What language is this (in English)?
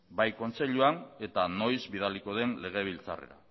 Basque